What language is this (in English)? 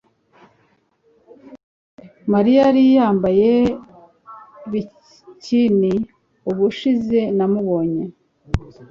Kinyarwanda